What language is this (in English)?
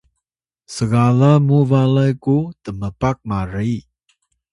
Atayal